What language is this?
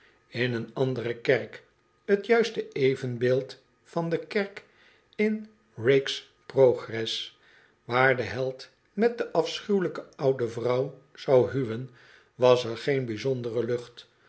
Dutch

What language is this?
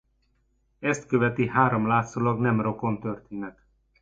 Hungarian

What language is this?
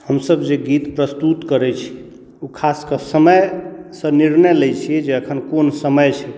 Maithili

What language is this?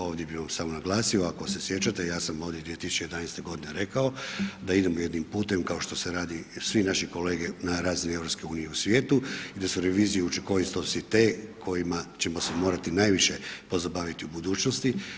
Croatian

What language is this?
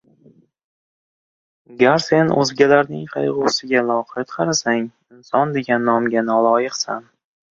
Uzbek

